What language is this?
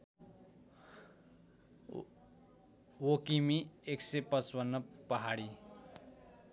Nepali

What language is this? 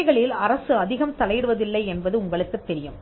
Tamil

